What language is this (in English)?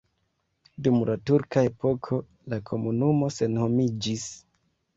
Esperanto